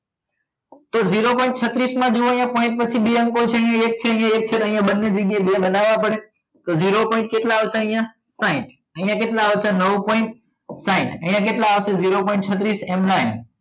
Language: Gujarati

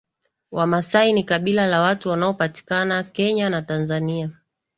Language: Swahili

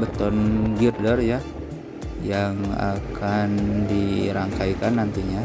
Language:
Indonesian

